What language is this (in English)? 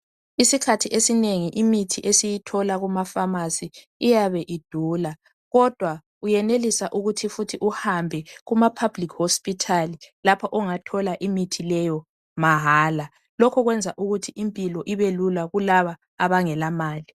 North Ndebele